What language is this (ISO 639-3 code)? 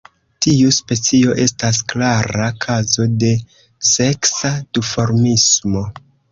epo